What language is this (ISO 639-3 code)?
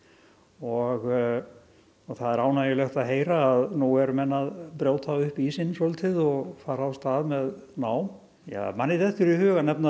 isl